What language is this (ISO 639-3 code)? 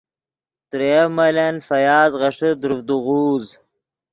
ydg